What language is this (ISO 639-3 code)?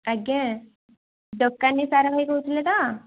ori